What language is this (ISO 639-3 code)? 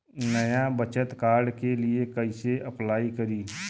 bho